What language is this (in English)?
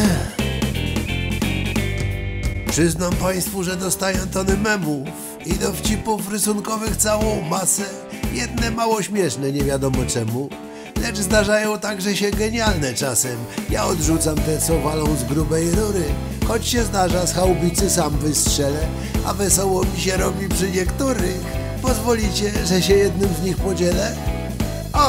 Polish